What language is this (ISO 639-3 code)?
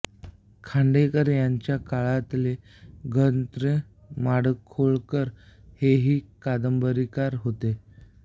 mar